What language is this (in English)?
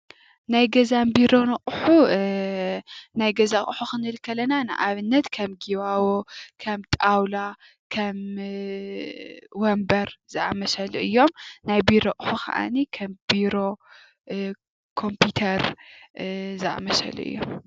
Tigrinya